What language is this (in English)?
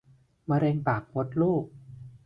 Thai